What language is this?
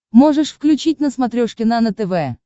Russian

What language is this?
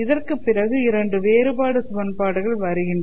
Tamil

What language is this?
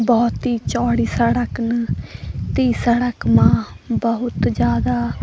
Garhwali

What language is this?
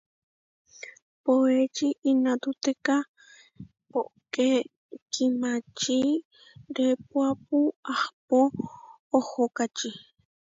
Huarijio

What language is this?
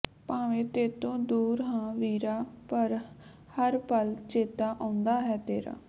Punjabi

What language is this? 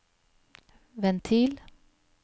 Norwegian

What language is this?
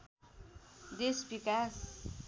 Nepali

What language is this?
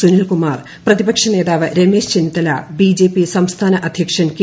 Malayalam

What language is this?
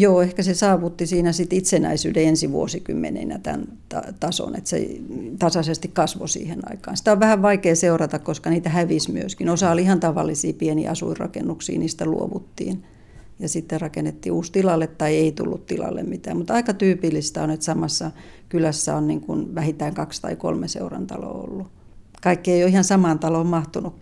Finnish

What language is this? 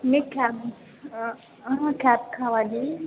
Telugu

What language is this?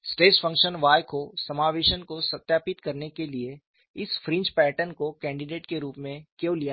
Hindi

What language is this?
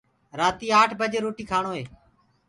Gurgula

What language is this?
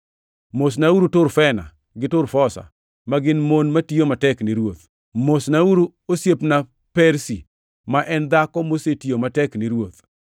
Luo (Kenya and Tanzania)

